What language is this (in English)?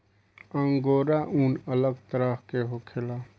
Bhojpuri